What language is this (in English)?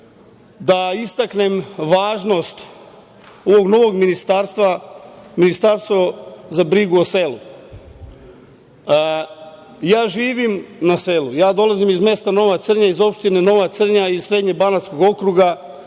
Serbian